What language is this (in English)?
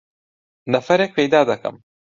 Central Kurdish